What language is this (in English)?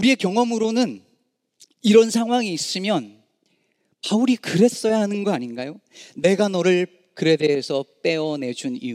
Korean